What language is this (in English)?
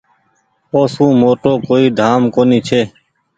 Goaria